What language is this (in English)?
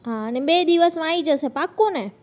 Gujarati